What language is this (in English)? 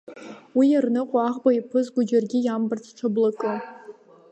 Abkhazian